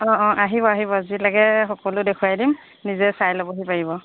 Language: Assamese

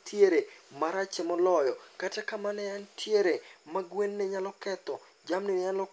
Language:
Luo (Kenya and Tanzania)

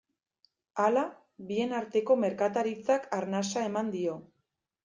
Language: Basque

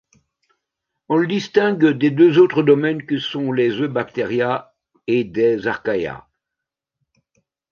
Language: French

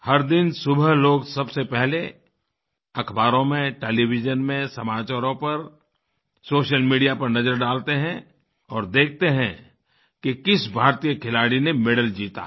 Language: Hindi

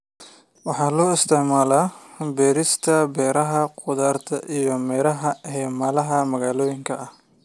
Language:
Somali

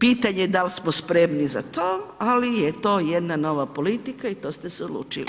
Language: Croatian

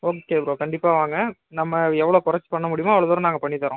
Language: Tamil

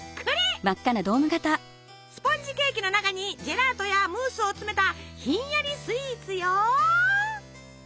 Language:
Japanese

